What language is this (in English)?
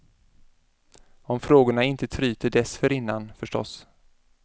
Swedish